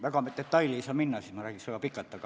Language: Estonian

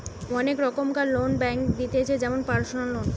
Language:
Bangla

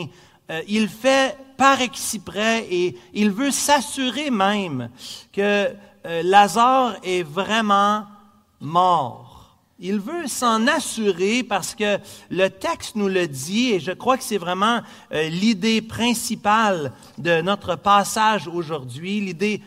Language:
French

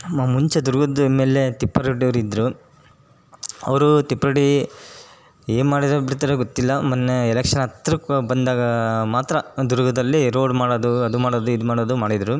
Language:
Kannada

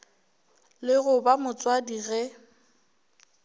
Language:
Northern Sotho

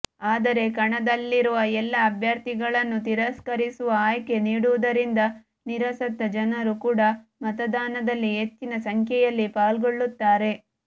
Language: Kannada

